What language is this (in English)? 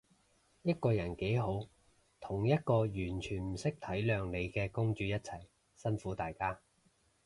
Cantonese